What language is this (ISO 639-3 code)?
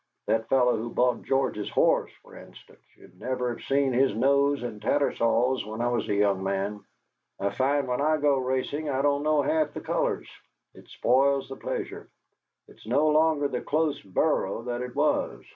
eng